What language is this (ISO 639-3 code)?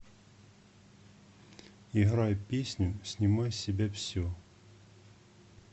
rus